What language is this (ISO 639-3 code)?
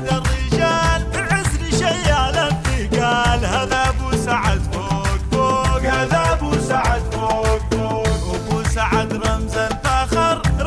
ara